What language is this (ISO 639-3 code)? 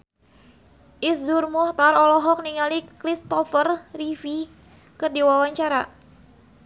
sun